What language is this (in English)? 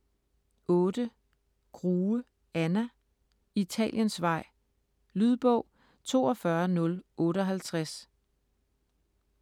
Danish